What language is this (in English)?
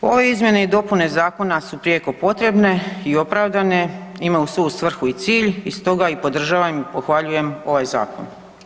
Croatian